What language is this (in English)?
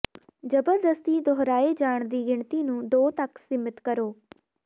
Punjabi